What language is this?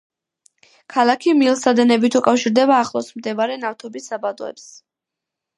Georgian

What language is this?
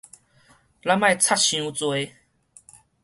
Min Nan Chinese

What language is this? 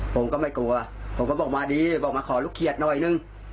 Thai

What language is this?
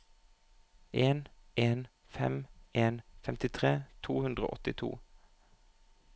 Norwegian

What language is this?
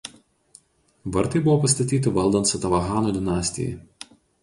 Lithuanian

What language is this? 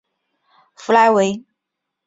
Chinese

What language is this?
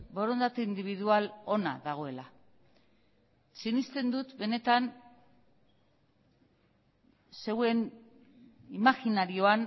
Basque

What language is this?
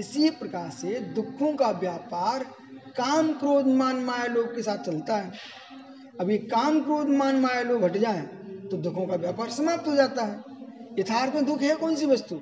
Hindi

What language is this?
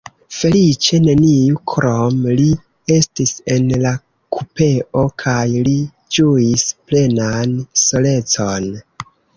Esperanto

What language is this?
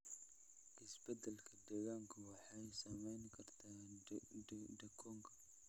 Somali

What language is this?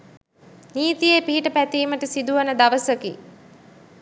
Sinhala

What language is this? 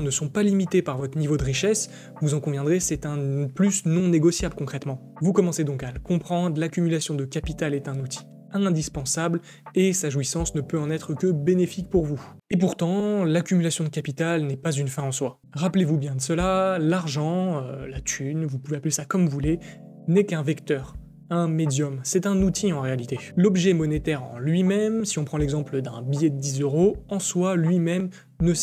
French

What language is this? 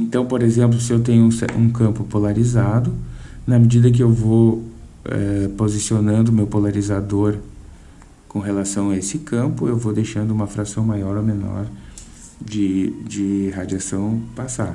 Portuguese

